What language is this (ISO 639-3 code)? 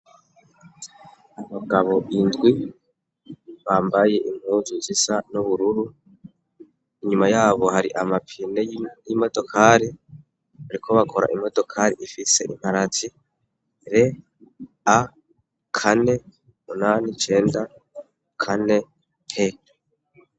run